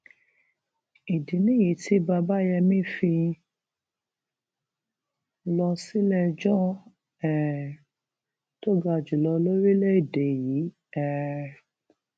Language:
Yoruba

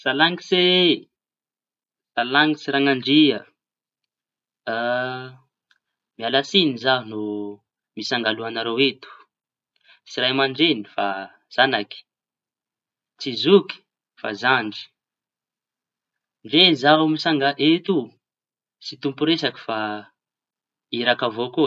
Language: Tanosy Malagasy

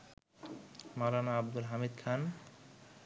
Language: Bangla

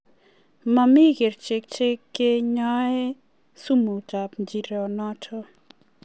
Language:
Kalenjin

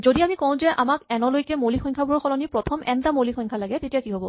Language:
Assamese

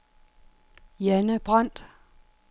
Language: Danish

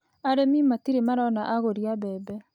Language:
Kikuyu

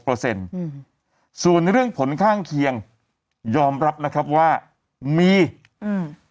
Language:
Thai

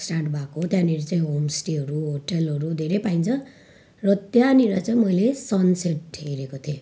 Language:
Nepali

